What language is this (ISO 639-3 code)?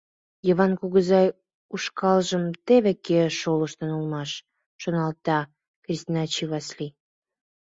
chm